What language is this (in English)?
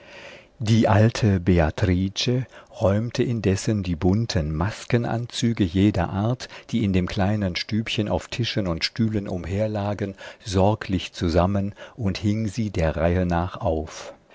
German